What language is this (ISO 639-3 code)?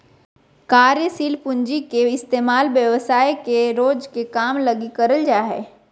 mag